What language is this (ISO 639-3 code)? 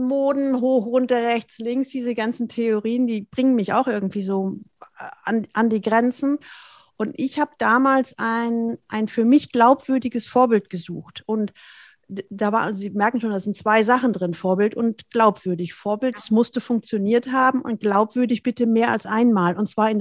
deu